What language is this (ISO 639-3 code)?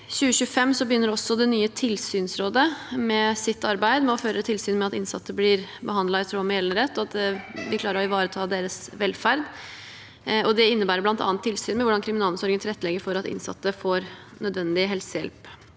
nor